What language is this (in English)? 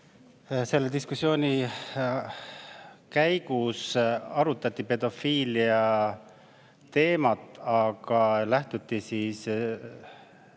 Estonian